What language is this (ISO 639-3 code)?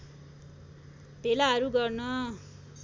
nep